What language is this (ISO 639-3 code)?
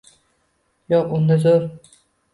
uzb